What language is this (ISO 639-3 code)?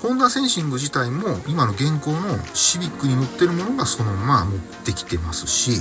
jpn